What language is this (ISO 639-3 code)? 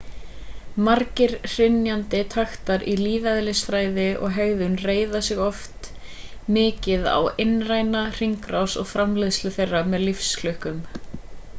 isl